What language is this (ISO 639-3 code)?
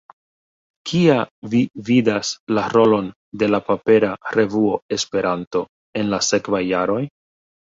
epo